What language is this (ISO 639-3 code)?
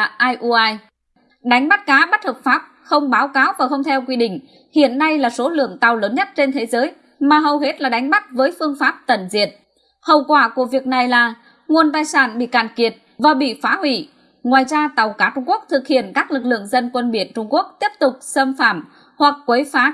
vie